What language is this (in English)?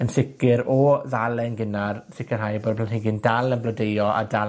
Welsh